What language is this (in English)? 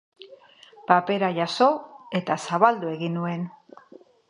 Basque